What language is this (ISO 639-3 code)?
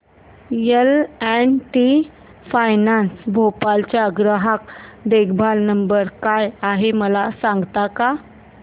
mar